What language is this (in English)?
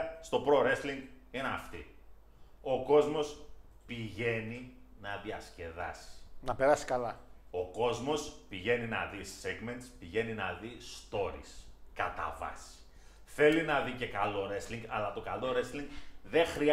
Greek